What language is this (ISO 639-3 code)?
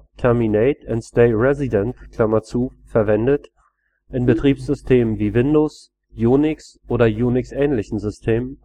deu